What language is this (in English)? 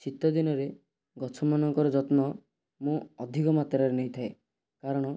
Odia